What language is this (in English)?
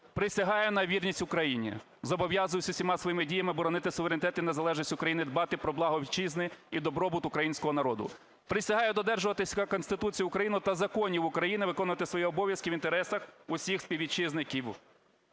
Ukrainian